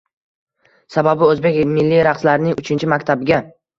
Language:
Uzbek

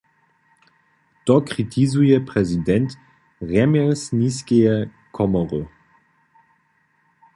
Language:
Upper Sorbian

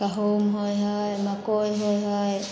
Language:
Maithili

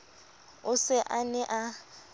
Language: Southern Sotho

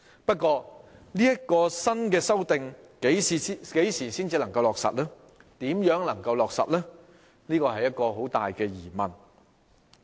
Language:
Cantonese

